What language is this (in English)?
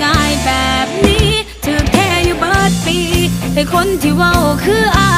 Thai